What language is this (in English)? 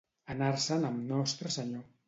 Catalan